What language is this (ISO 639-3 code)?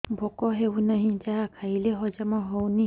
ori